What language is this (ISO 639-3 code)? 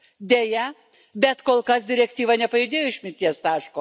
lit